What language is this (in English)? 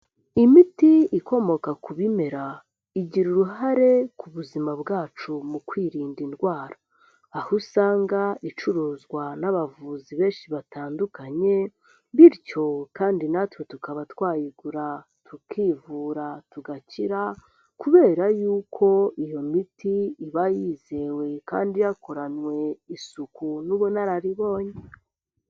Kinyarwanda